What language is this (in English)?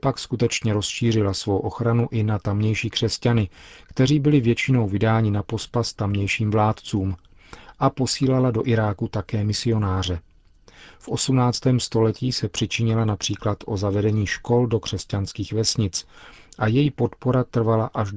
Czech